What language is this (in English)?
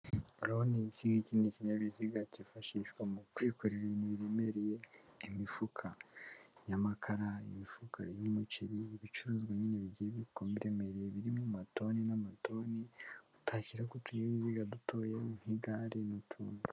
Kinyarwanda